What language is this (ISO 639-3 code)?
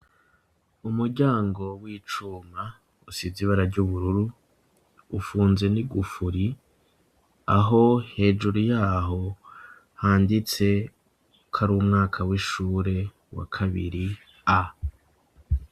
run